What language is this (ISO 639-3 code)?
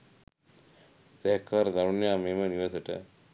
sin